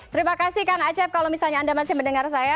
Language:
Indonesian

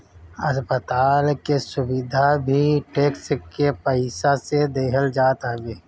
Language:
Bhojpuri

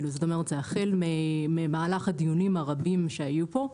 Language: Hebrew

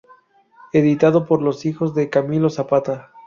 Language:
Spanish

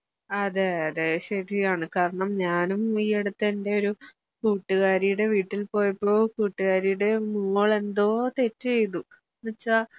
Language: Malayalam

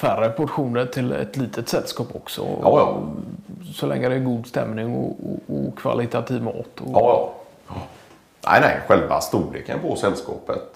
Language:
Swedish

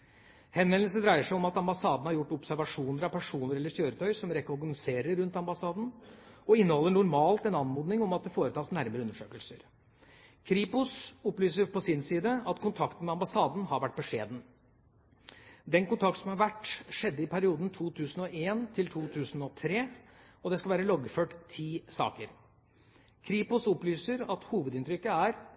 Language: Norwegian Bokmål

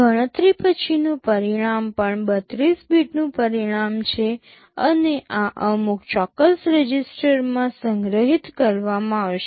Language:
Gujarati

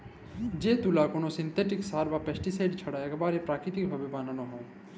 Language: Bangla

